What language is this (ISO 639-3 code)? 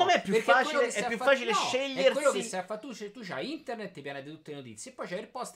ita